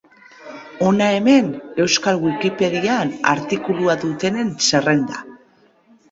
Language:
Basque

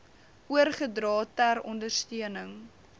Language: Afrikaans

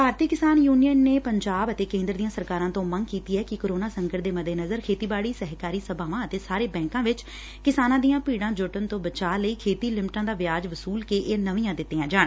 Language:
Punjabi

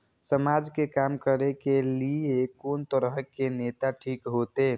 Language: Maithili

